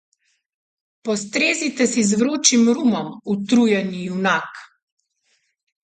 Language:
Slovenian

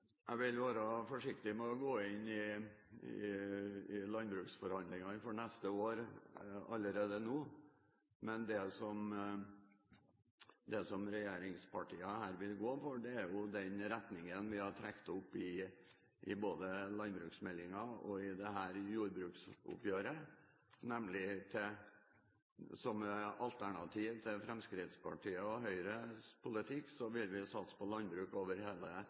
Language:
Norwegian Bokmål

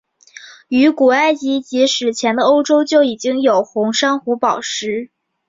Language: Chinese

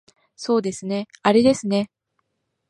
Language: Japanese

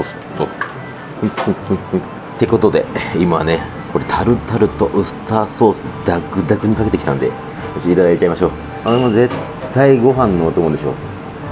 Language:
Japanese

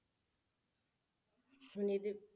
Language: Punjabi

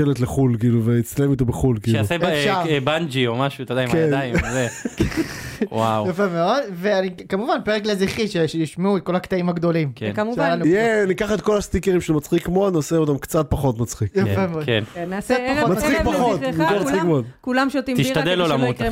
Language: Hebrew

